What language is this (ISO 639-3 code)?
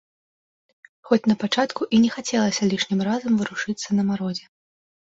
bel